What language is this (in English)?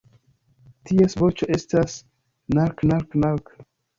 Esperanto